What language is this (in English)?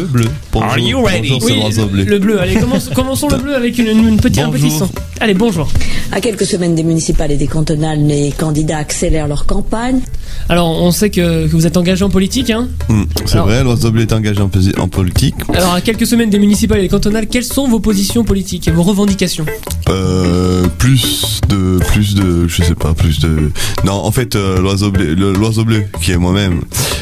French